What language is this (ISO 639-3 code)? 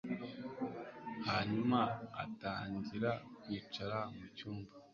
kin